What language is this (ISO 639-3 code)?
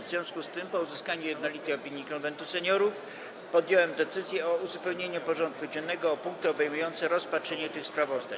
pol